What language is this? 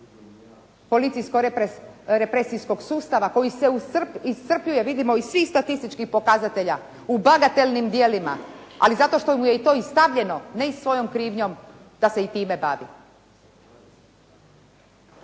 Croatian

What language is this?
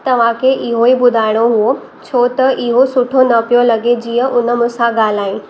Sindhi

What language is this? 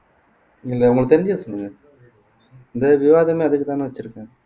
Tamil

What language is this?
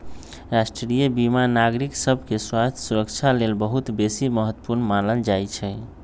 Magahi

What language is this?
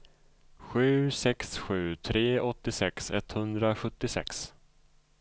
Swedish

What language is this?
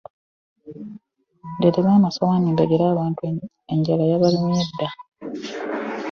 Ganda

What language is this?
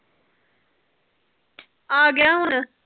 Punjabi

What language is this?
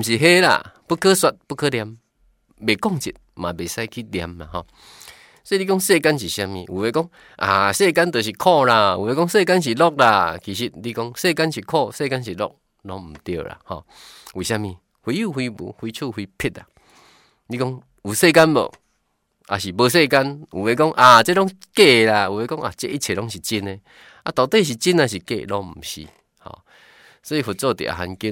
Chinese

